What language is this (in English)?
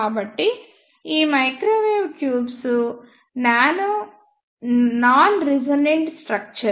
Telugu